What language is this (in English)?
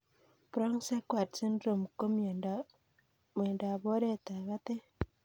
Kalenjin